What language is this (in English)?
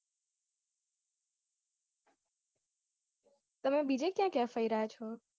Gujarati